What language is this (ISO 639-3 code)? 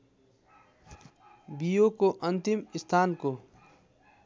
nep